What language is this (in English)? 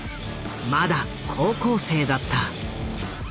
Japanese